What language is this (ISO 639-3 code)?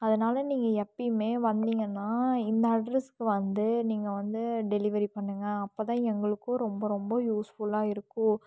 tam